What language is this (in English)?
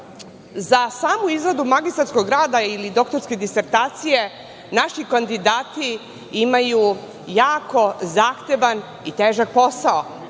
Serbian